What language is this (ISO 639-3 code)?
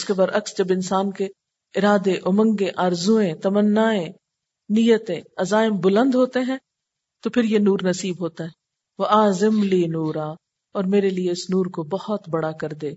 urd